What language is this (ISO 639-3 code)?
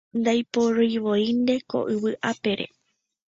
grn